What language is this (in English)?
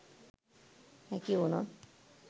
Sinhala